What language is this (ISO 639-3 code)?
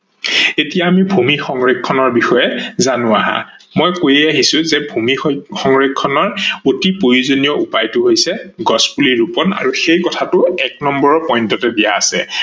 asm